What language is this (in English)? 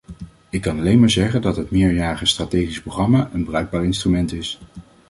Dutch